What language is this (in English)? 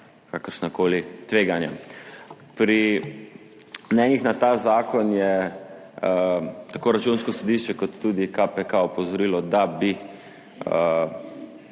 Slovenian